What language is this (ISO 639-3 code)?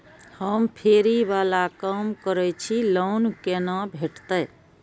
mai